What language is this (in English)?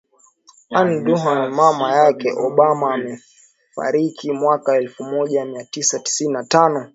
Swahili